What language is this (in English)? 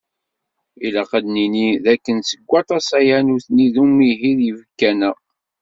Kabyle